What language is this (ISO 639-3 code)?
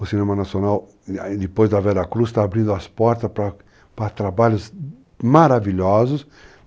por